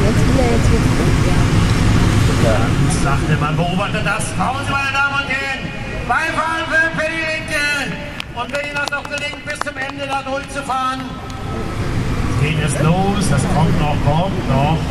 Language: German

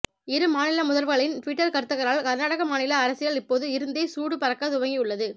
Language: Tamil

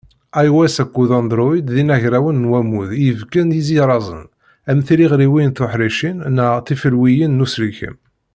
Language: Kabyle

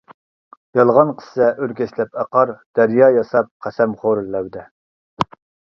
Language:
Uyghur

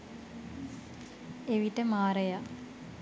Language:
Sinhala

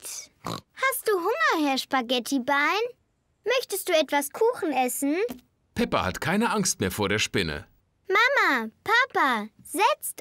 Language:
German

